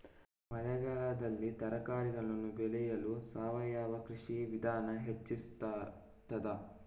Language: Kannada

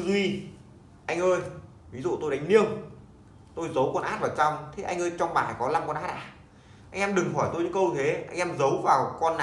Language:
Vietnamese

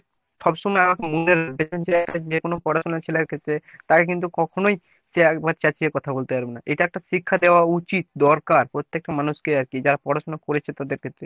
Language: Bangla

